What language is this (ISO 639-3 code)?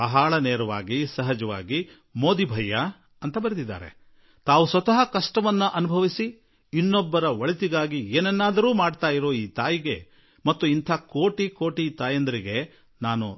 kan